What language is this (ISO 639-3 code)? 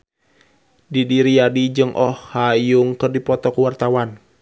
sun